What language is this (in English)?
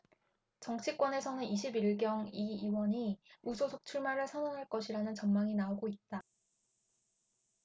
Korean